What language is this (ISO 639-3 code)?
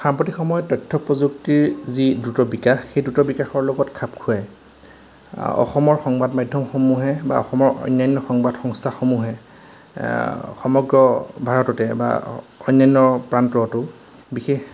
asm